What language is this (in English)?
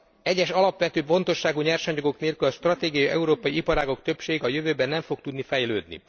Hungarian